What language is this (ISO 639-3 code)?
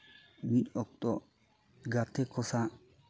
sat